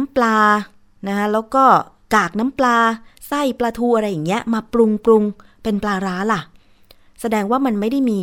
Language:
Thai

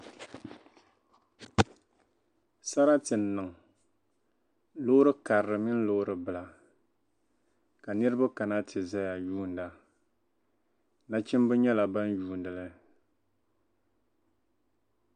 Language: Dagbani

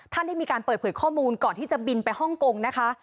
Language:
Thai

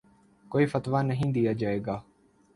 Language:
Urdu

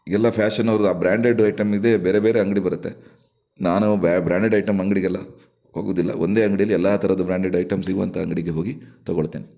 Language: Kannada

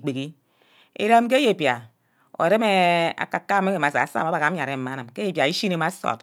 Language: Ubaghara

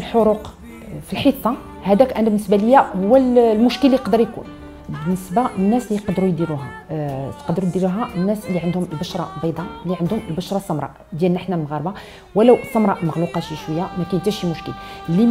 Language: Arabic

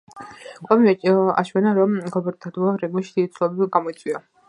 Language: Georgian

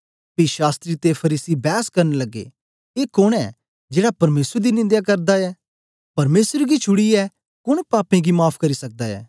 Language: Dogri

